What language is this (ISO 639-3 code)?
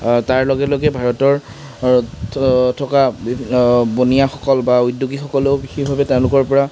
asm